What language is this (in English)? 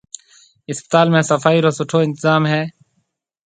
Marwari (Pakistan)